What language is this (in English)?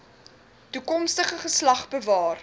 Afrikaans